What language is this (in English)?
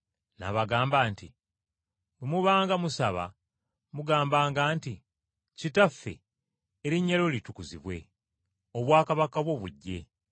Ganda